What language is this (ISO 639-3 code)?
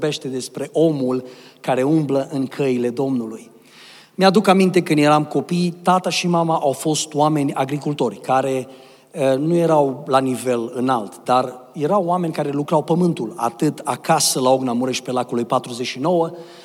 ron